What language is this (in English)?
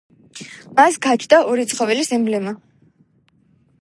Georgian